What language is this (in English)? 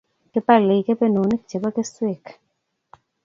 Kalenjin